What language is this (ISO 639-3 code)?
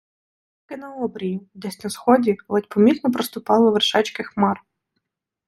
ukr